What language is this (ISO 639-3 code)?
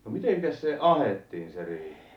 fin